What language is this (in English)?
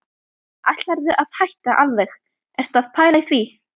Icelandic